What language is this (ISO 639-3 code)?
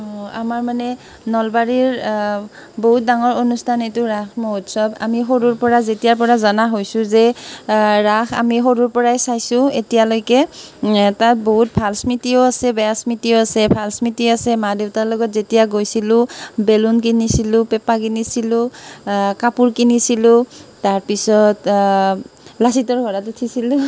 asm